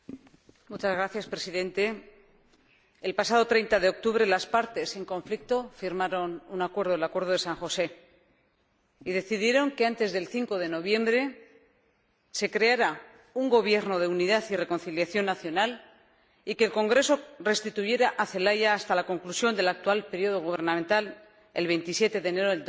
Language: Spanish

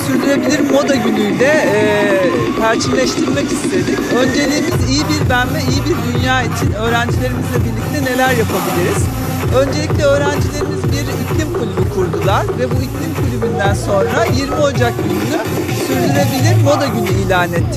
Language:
Turkish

